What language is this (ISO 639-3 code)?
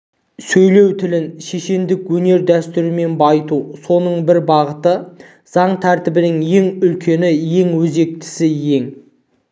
kaz